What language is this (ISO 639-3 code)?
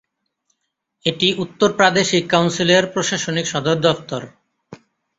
ben